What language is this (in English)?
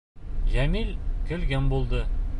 Bashkir